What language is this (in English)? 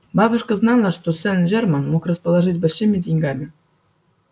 Russian